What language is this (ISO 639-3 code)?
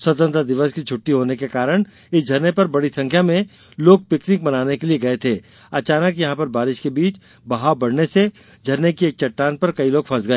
hin